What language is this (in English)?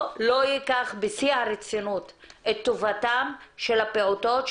Hebrew